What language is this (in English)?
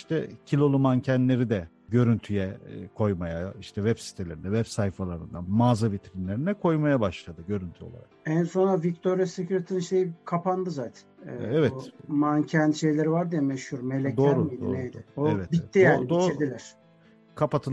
Turkish